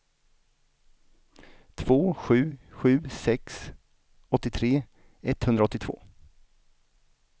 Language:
Swedish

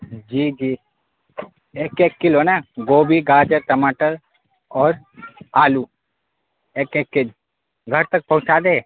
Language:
Urdu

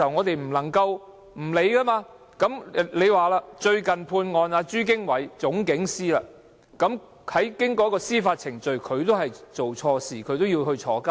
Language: Cantonese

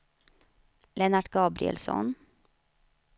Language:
Swedish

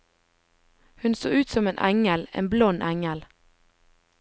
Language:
Norwegian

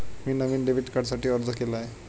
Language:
Marathi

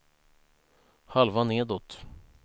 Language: Swedish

